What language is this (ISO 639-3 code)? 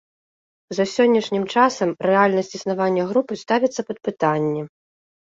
bel